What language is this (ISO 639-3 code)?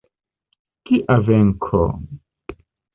epo